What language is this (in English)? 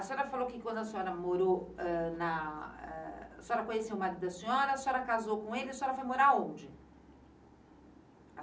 Portuguese